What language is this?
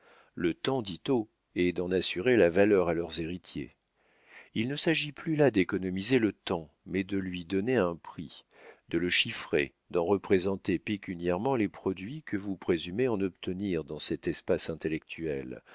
French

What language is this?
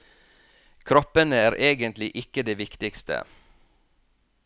Norwegian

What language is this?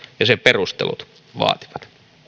Finnish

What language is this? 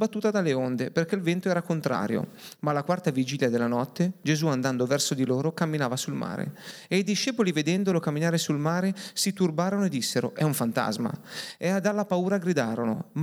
Italian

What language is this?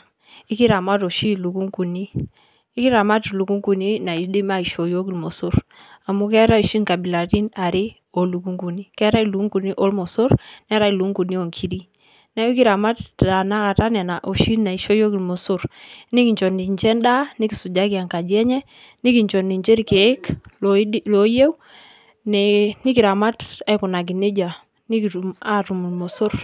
Masai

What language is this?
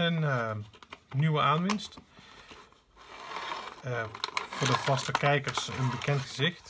Dutch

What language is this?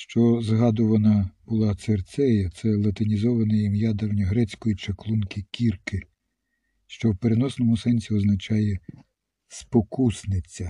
Ukrainian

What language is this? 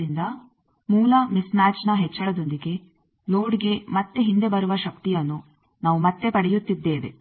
Kannada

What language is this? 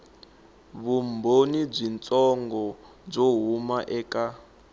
Tsonga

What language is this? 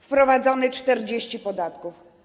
Polish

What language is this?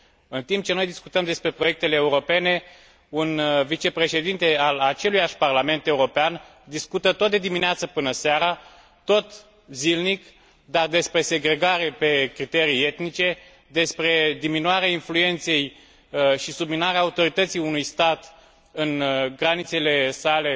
Romanian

